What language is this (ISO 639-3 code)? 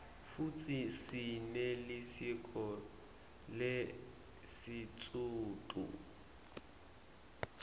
ssw